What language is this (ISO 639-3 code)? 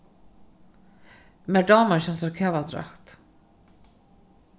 fao